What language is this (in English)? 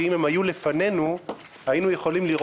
Hebrew